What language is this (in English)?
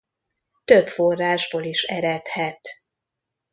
Hungarian